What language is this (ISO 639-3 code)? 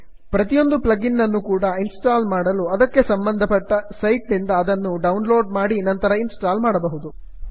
kan